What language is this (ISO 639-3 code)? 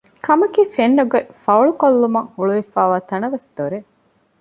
div